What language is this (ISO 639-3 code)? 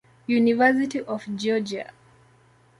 swa